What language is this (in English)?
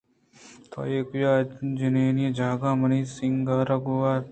Eastern Balochi